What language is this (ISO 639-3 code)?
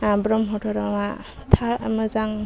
brx